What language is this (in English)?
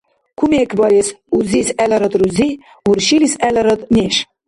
Dargwa